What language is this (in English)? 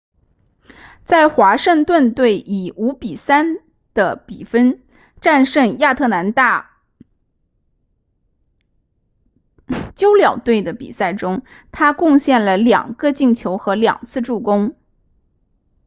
Chinese